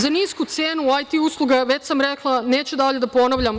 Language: Serbian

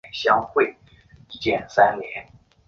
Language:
Chinese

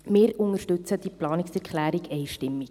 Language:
Swiss German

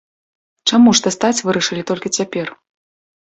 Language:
Belarusian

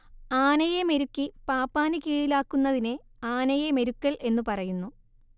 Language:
Malayalam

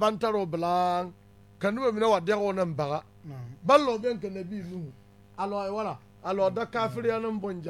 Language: Arabic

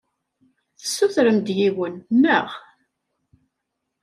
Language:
Kabyle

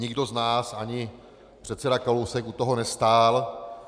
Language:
Czech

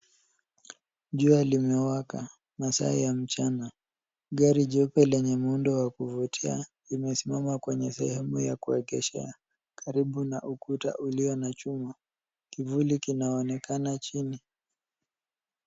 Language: Swahili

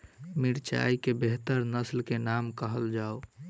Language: Maithili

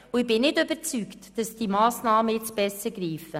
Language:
Swiss German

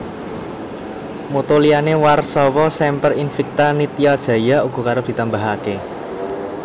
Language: Javanese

